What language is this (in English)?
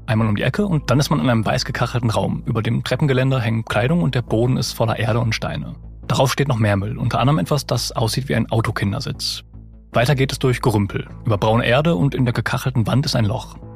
German